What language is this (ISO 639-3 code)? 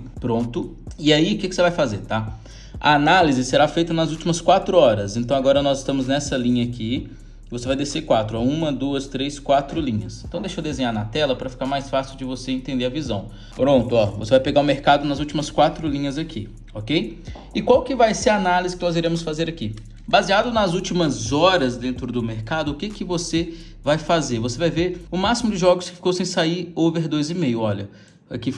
por